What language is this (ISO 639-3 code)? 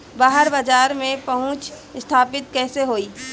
bho